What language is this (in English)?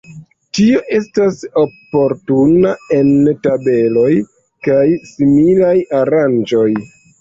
Esperanto